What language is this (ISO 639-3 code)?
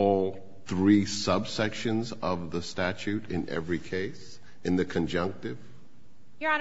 eng